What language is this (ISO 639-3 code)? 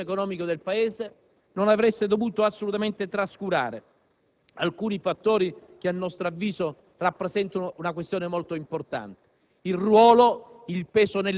ita